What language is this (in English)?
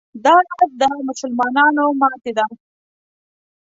Pashto